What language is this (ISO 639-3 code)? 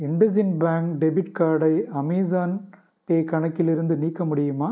tam